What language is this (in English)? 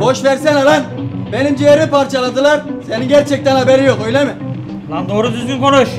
Turkish